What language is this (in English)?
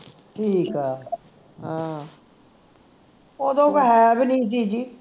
Punjabi